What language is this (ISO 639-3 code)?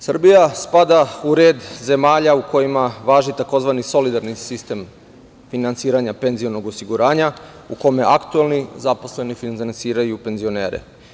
srp